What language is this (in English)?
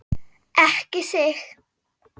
Icelandic